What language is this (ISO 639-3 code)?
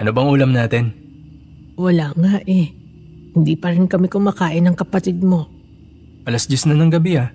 fil